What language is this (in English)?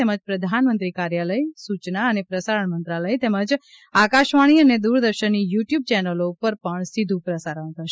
Gujarati